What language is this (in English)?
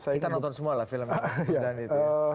Indonesian